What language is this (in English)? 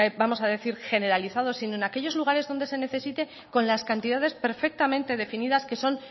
Spanish